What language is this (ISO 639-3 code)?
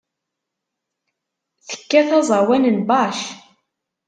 kab